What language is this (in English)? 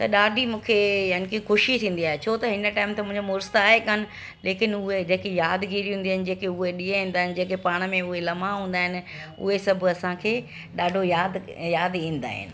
Sindhi